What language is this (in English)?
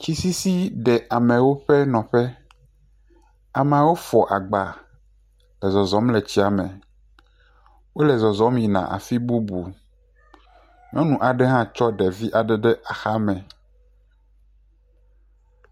Ewe